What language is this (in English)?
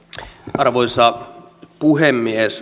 Finnish